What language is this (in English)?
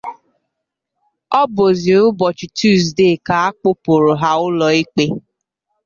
Igbo